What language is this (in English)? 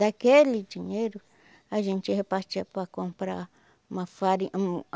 Portuguese